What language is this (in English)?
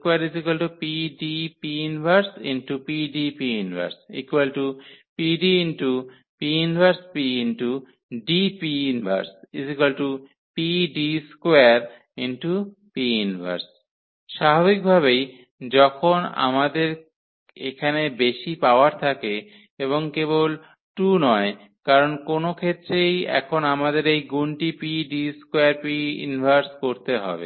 Bangla